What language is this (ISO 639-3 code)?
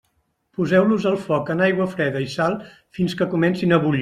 cat